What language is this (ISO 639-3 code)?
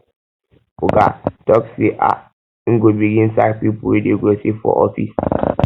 pcm